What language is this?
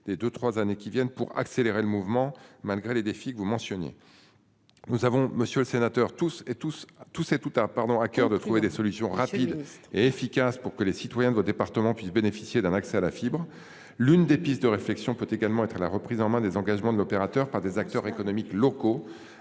French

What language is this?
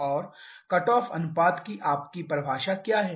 Hindi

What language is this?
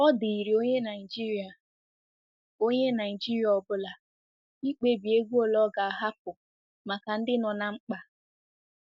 Igbo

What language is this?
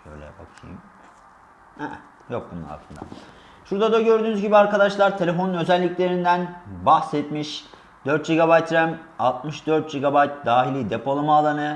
Turkish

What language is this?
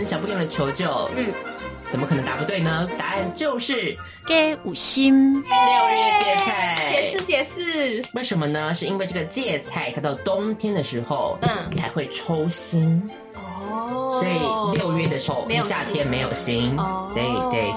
Chinese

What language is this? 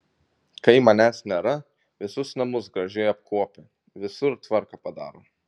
Lithuanian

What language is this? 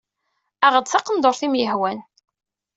Kabyle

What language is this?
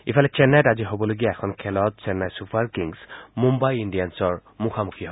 Assamese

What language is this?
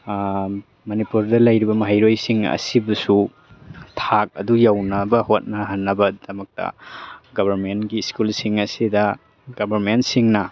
Manipuri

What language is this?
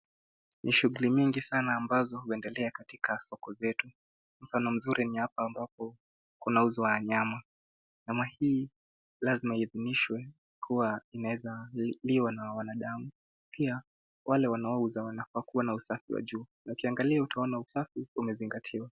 Swahili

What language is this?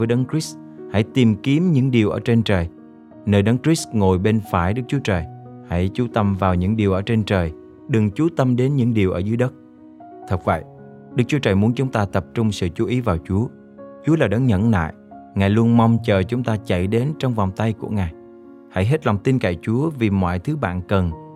Vietnamese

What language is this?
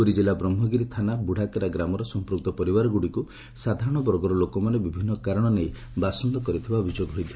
Odia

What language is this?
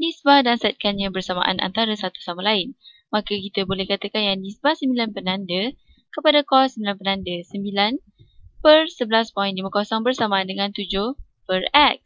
Malay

